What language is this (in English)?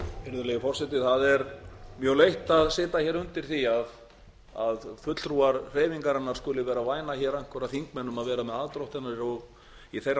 Icelandic